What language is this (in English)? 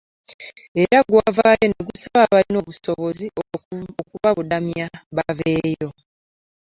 Ganda